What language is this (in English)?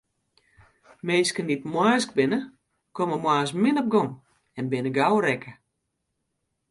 Western Frisian